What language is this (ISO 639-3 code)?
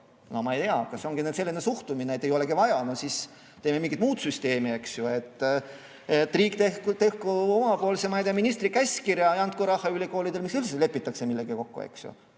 est